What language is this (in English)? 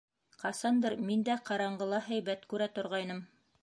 Bashkir